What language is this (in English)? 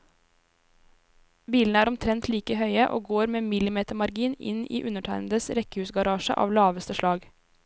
Norwegian